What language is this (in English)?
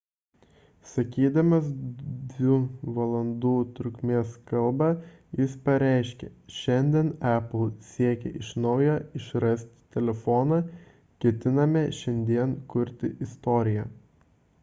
Lithuanian